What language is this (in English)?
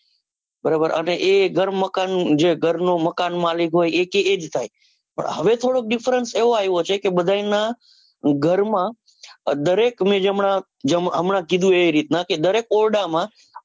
Gujarati